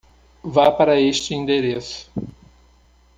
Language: Portuguese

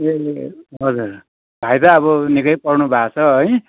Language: Nepali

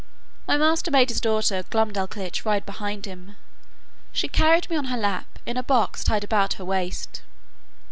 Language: English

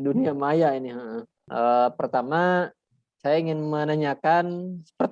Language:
Indonesian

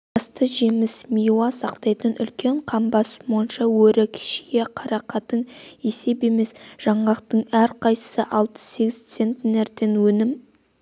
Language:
Kazakh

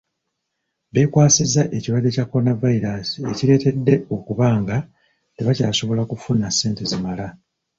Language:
Ganda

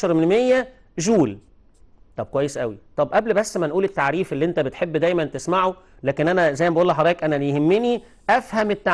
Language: Arabic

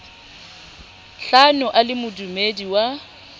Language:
Southern Sotho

